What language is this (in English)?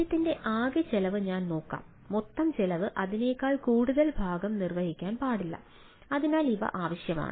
Malayalam